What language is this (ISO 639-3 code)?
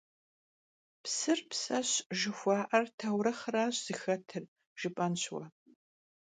kbd